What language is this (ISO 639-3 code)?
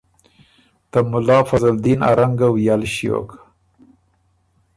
oru